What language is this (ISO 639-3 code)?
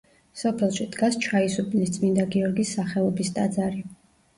kat